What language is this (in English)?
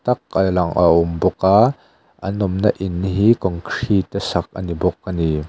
Mizo